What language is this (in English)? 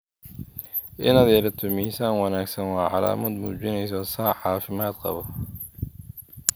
Somali